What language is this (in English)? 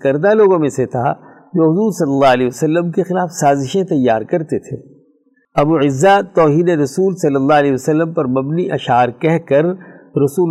Urdu